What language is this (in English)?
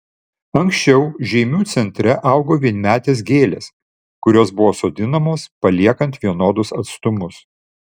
Lithuanian